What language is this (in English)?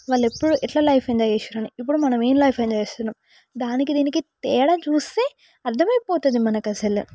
Telugu